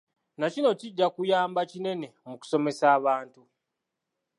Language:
Ganda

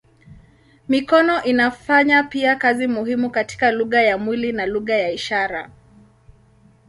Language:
Swahili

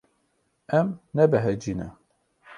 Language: Kurdish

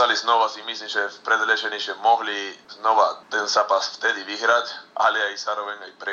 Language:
Slovak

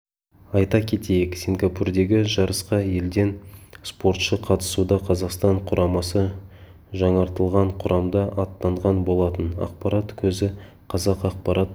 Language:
Kazakh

